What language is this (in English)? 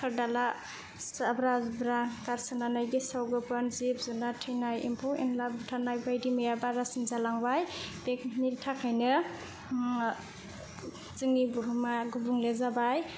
Bodo